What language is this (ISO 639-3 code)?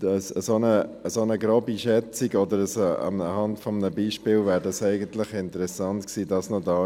gsw